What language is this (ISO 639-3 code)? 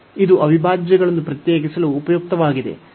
kan